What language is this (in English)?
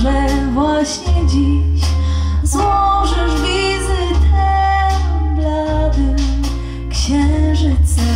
Polish